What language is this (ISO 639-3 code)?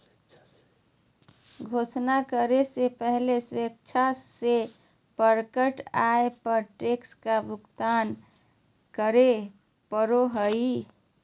mag